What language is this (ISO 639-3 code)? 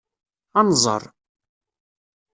kab